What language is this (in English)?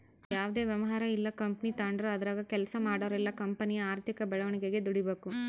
Kannada